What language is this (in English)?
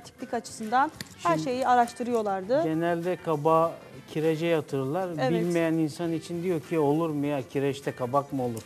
Turkish